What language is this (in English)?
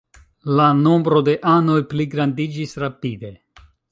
Esperanto